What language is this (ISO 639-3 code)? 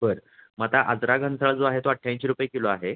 mar